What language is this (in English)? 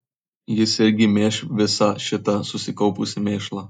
Lithuanian